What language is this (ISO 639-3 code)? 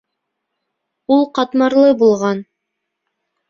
bak